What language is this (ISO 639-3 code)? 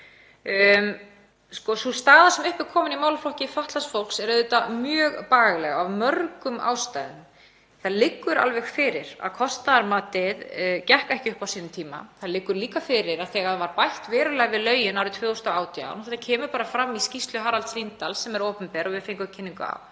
isl